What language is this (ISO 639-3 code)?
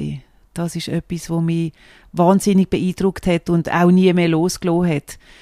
deu